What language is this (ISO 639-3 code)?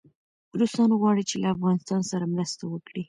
pus